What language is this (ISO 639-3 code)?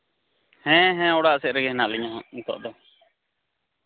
sat